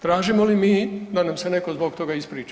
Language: Croatian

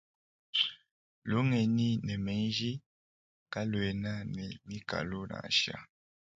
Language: Luba-Lulua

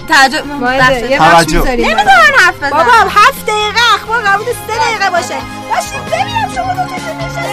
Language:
Persian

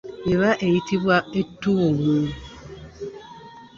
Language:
Ganda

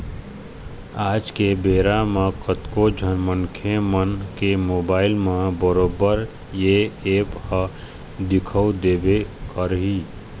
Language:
Chhattisgarhi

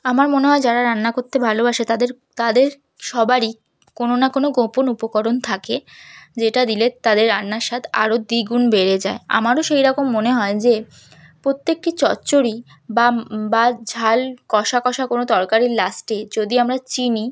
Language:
Bangla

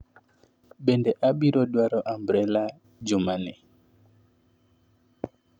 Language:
Luo (Kenya and Tanzania)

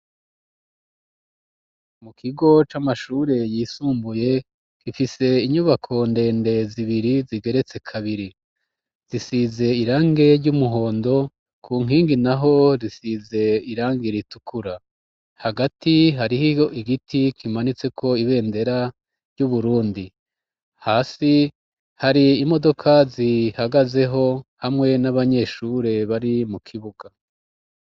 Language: Rundi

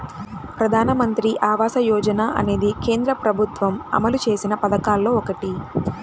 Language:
Telugu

